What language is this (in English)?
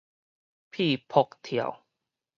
Min Nan Chinese